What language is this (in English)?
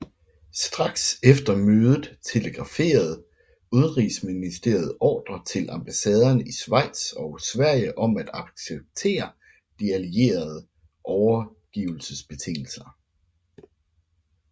Danish